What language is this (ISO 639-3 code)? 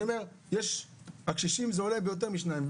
heb